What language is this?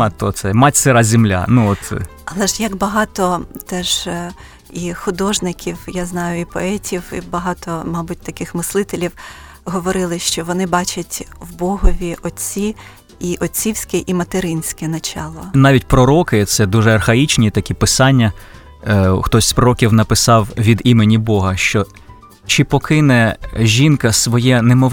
Ukrainian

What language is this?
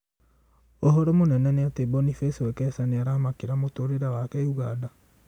Kikuyu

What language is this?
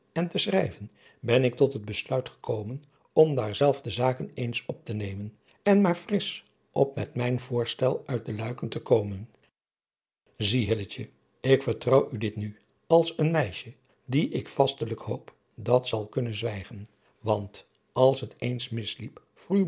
Dutch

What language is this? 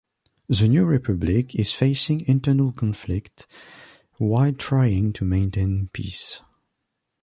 English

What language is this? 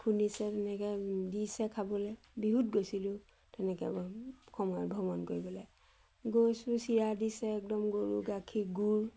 Assamese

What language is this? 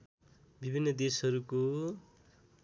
Nepali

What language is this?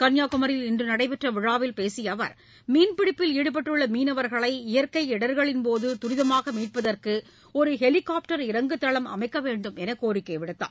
Tamil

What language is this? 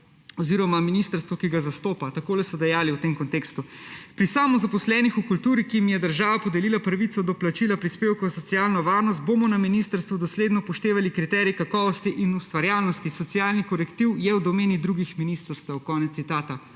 Slovenian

